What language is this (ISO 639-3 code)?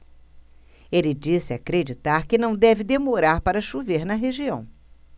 por